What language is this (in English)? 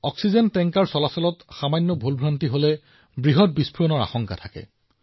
Assamese